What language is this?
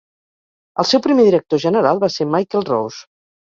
Catalan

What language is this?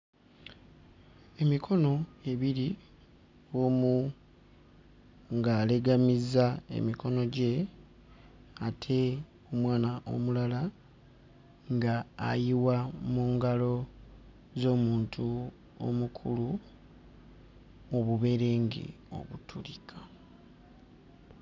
Ganda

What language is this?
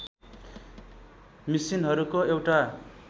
Nepali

